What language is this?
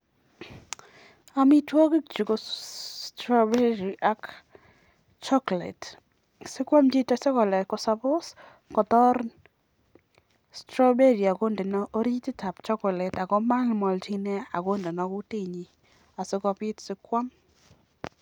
Kalenjin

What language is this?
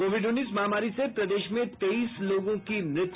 Hindi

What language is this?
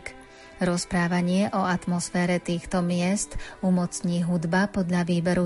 Slovak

